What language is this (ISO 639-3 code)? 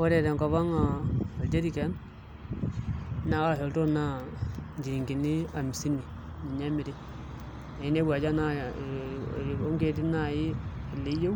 mas